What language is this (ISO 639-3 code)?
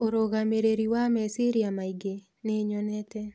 kik